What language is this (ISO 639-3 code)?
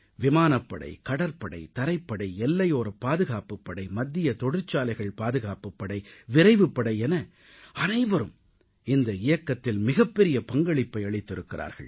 tam